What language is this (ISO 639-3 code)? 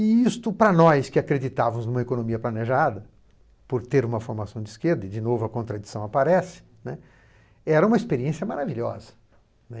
por